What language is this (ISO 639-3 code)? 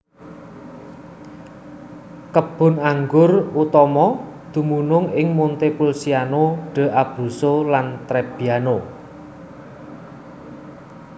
jav